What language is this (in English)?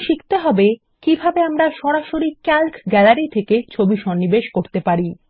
Bangla